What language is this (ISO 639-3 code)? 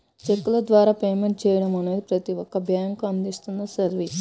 tel